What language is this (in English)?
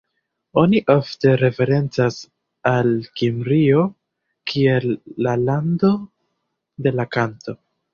Esperanto